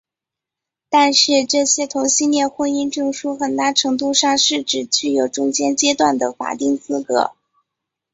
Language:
Chinese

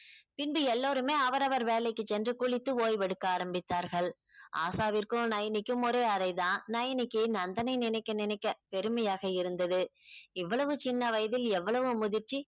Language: Tamil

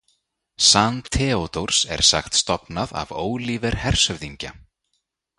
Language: Icelandic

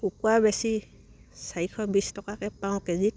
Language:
Assamese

